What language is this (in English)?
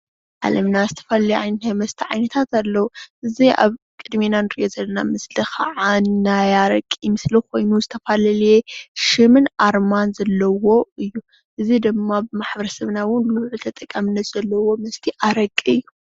Tigrinya